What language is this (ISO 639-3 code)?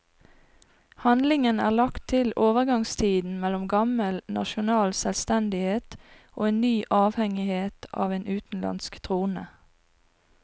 nor